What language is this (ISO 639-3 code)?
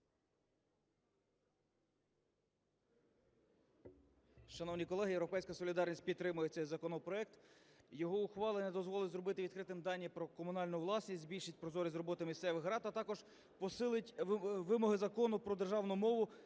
ukr